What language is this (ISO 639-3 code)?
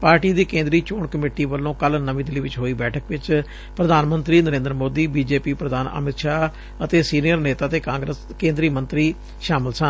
pan